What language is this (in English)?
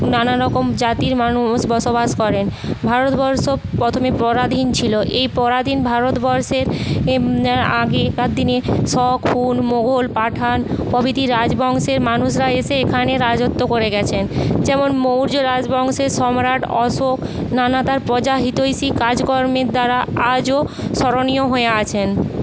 Bangla